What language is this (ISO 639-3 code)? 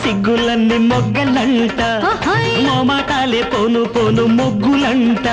hin